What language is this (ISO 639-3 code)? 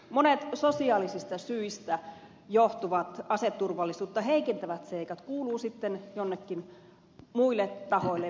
fin